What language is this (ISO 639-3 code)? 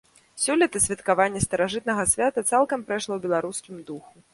bel